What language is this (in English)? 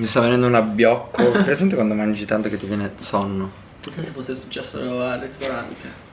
Italian